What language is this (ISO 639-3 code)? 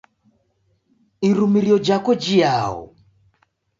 dav